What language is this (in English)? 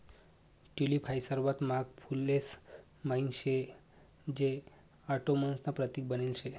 Marathi